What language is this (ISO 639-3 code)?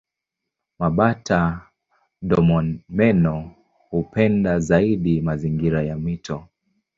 swa